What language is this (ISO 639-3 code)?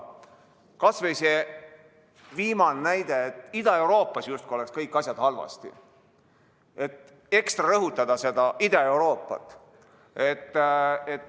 est